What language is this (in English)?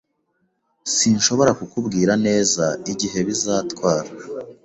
Kinyarwanda